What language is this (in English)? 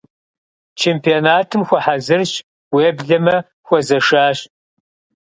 Kabardian